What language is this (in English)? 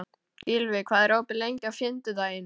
Icelandic